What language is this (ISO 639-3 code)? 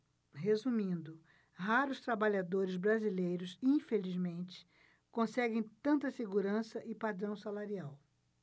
por